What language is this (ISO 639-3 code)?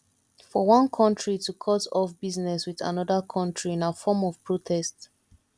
pcm